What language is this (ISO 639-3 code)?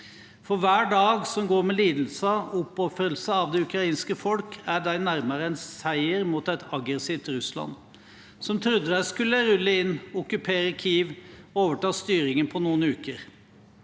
nor